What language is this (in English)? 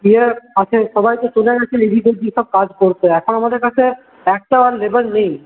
Bangla